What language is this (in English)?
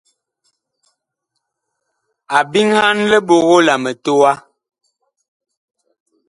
Bakoko